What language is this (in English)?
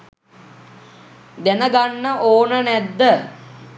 Sinhala